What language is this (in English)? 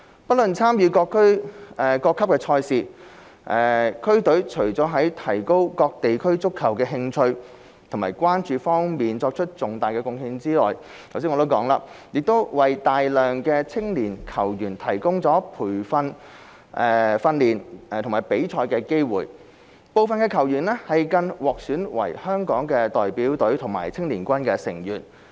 Cantonese